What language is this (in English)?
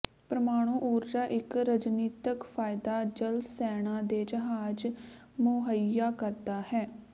Punjabi